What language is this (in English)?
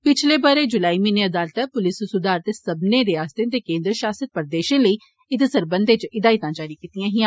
Dogri